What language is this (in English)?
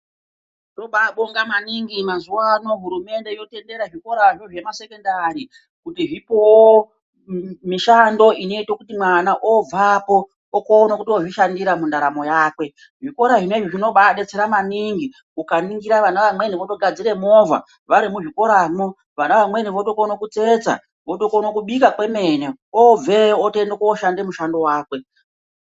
Ndau